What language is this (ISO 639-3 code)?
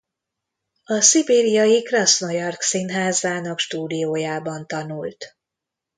hun